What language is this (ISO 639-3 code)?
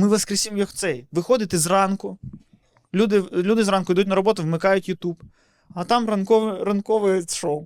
ukr